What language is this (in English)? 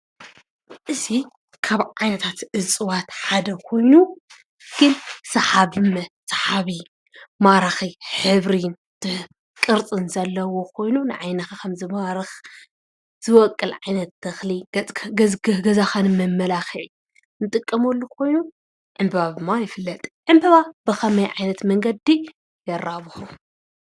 Tigrinya